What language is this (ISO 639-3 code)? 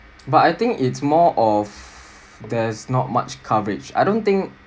eng